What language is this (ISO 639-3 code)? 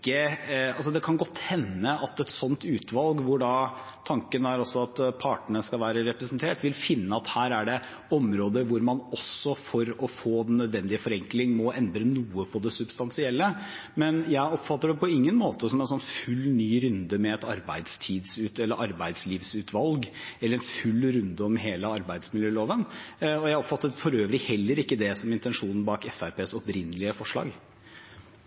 nob